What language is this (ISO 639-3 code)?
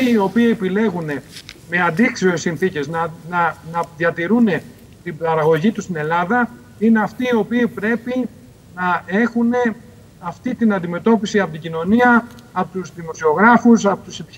ell